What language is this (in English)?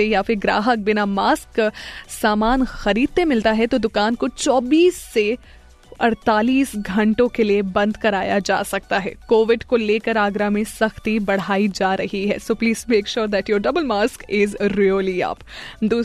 Hindi